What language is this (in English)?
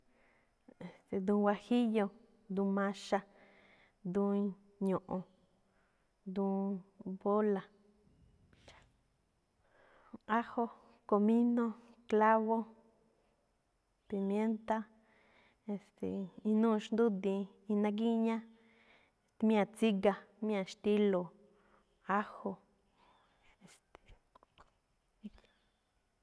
Malinaltepec Me'phaa